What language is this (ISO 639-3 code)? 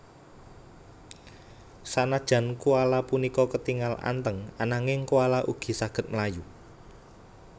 jav